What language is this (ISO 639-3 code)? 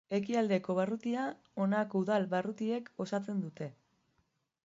eus